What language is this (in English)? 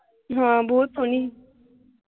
Punjabi